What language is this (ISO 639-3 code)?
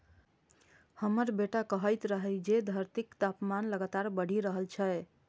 mai